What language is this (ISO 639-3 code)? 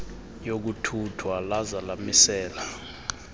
xho